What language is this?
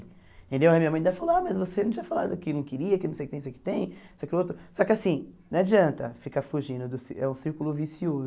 Portuguese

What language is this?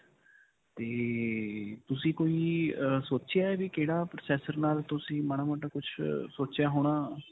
Punjabi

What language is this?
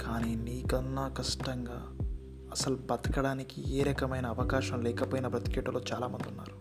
Telugu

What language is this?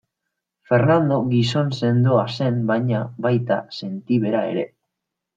Basque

